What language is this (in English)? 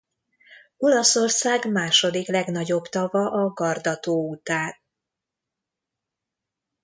Hungarian